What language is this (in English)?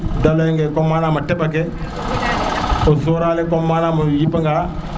Serer